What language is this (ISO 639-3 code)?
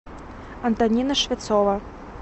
rus